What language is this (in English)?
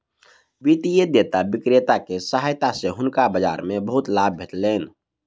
Maithili